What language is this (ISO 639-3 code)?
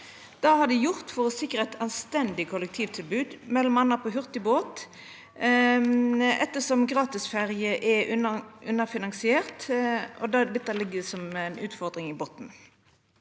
nor